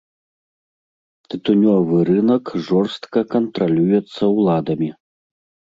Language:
Belarusian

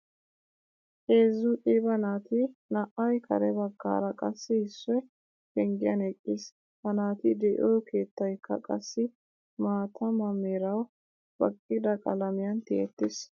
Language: Wolaytta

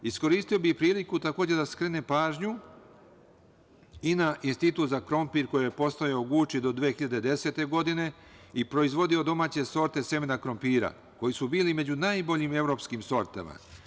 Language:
Serbian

